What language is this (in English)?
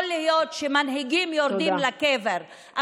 Hebrew